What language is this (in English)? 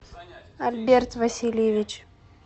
Russian